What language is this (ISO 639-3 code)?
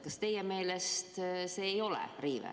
est